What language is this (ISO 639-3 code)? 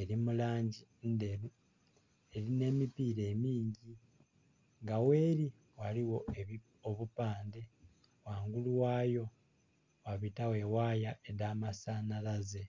xog